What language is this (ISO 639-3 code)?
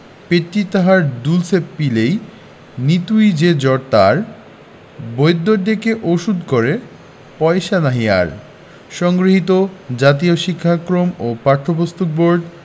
ben